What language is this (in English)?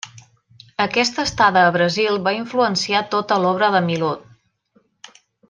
Catalan